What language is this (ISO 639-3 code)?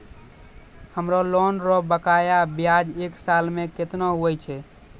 mai